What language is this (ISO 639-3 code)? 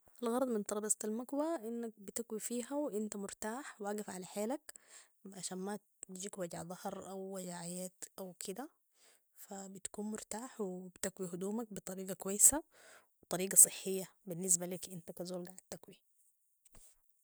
apd